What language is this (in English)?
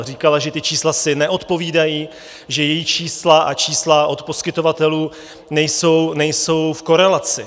Czech